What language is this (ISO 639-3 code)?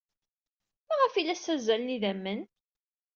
kab